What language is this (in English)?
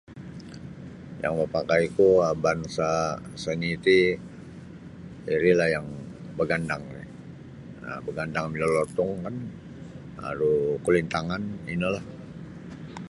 Sabah Bisaya